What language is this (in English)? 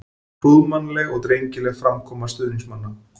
Icelandic